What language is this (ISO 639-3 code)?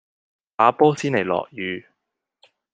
yue